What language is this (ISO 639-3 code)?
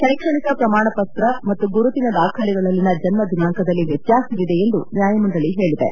kan